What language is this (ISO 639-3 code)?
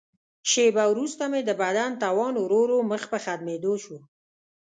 pus